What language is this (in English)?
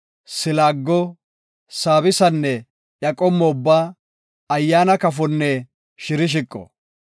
Gofa